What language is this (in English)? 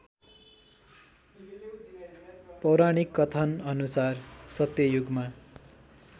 Nepali